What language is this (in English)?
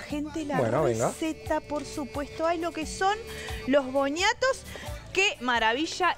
Spanish